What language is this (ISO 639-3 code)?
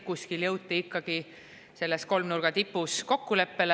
est